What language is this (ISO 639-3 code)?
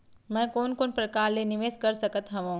hne